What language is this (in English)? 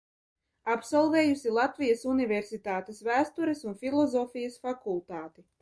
Latvian